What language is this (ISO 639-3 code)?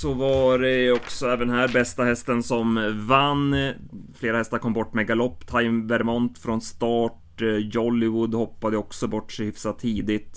swe